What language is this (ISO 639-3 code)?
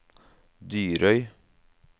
nor